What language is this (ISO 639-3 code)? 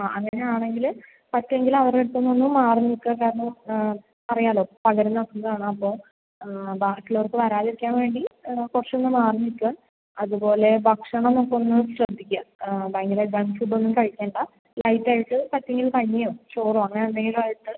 mal